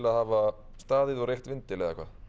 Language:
Icelandic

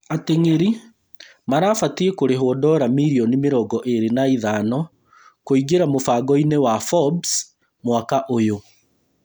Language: Kikuyu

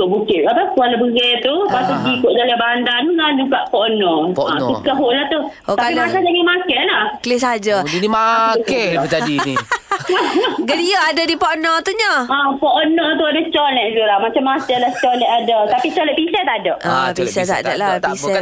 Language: Malay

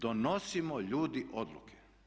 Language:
Croatian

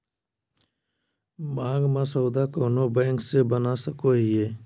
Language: Magahi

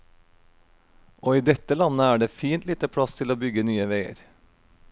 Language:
Norwegian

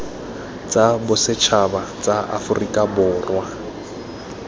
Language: Tswana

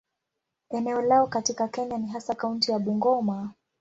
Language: Swahili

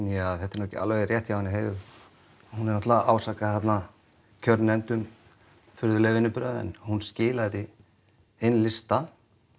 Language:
Icelandic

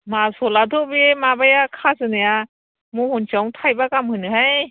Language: Bodo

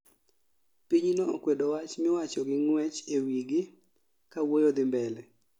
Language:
Luo (Kenya and Tanzania)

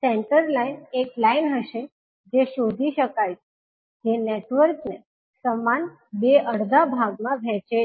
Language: Gujarati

